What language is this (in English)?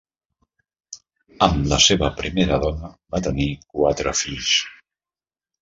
Catalan